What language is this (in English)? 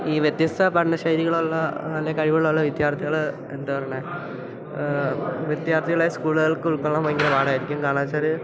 Malayalam